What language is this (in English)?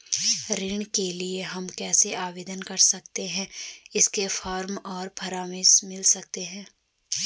Hindi